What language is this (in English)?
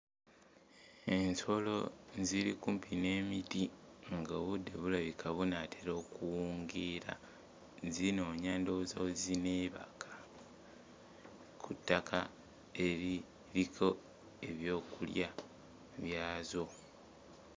Ganda